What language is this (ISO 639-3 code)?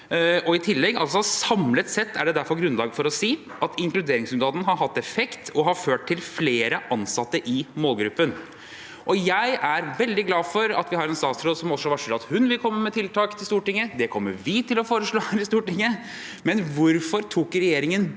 nor